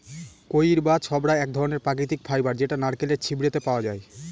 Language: Bangla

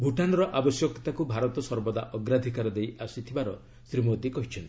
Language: Odia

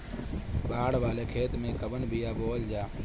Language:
Bhojpuri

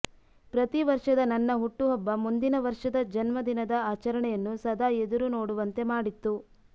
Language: Kannada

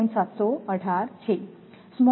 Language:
Gujarati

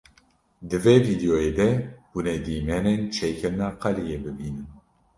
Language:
Kurdish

